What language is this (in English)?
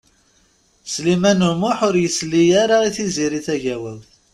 Kabyle